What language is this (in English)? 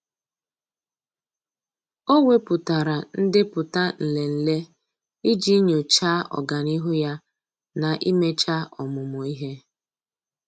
Igbo